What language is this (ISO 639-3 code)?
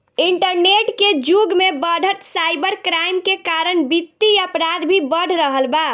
bho